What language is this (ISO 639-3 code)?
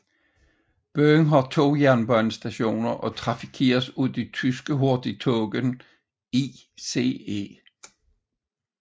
dan